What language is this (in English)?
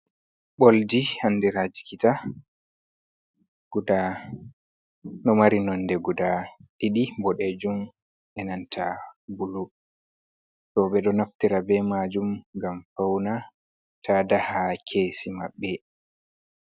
Fula